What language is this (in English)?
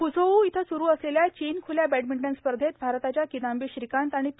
Marathi